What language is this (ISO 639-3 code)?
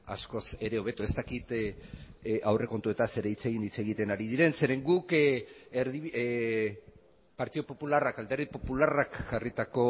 eus